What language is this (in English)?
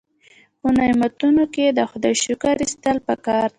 Pashto